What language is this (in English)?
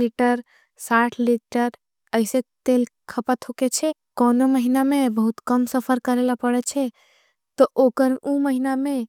Angika